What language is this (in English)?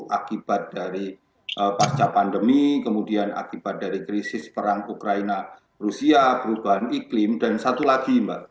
Indonesian